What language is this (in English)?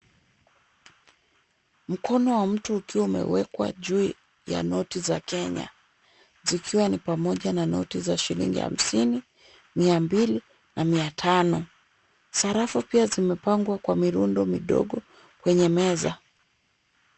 Swahili